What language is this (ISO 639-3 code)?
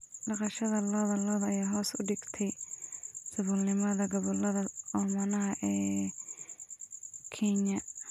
som